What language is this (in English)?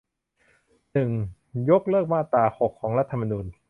Thai